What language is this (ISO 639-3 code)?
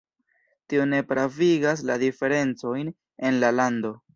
epo